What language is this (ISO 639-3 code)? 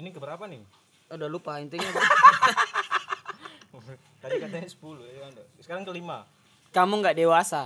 ind